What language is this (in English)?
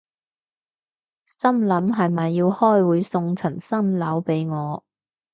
Cantonese